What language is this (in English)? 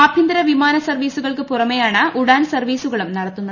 Malayalam